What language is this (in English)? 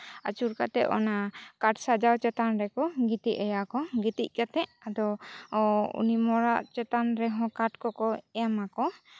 Santali